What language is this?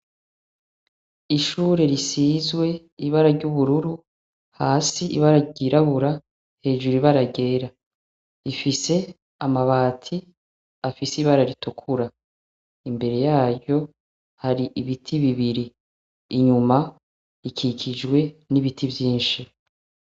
Rundi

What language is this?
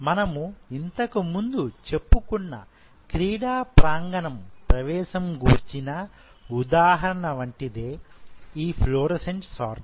Telugu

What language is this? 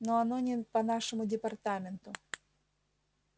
Russian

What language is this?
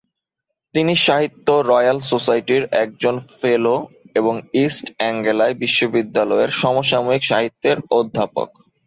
Bangla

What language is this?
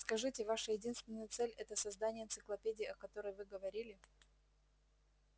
Russian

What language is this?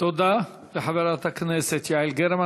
Hebrew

